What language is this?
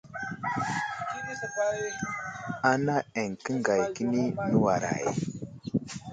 Wuzlam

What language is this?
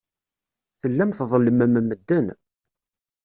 Kabyle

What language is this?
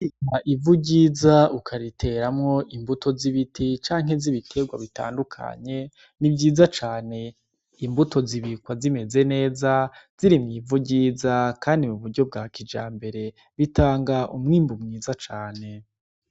Rundi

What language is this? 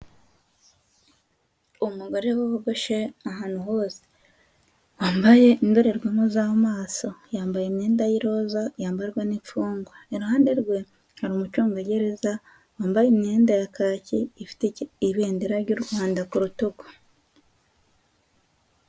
Kinyarwanda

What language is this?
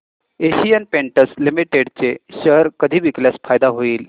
Marathi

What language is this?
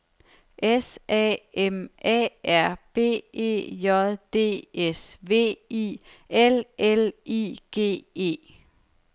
Danish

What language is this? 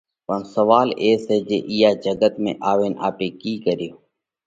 Parkari Koli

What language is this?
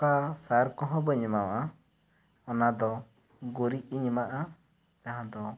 Santali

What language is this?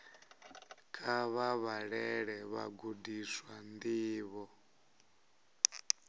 Venda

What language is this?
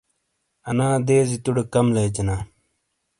Shina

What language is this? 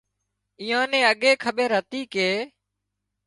Wadiyara Koli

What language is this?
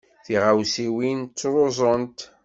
Kabyle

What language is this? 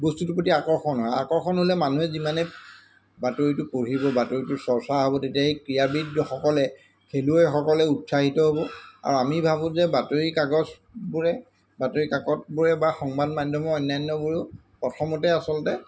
Assamese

